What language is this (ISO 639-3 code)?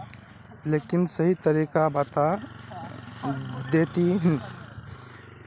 mag